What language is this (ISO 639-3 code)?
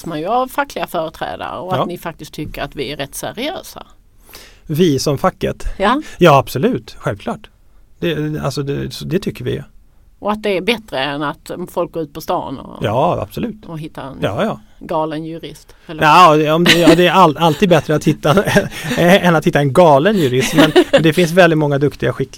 swe